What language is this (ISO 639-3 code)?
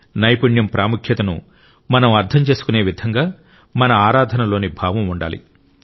tel